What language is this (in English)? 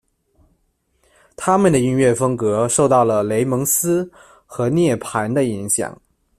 Chinese